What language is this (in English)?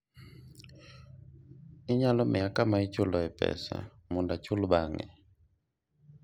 Luo (Kenya and Tanzania)